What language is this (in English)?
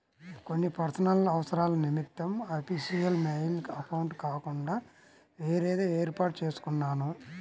Telugu